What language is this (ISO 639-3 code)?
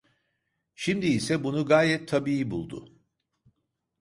tur